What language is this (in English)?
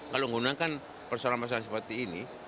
Indonesian